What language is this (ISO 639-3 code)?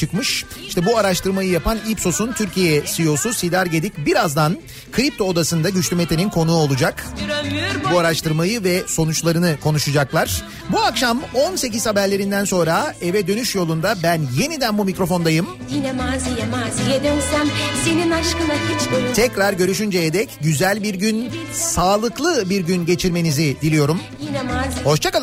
tur